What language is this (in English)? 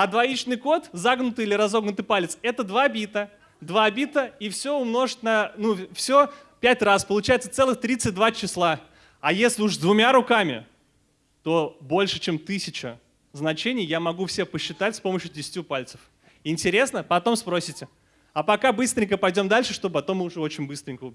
Russian